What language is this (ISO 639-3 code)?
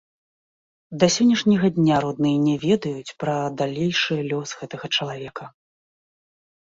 bel